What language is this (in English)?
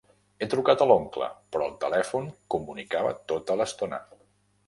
Catalan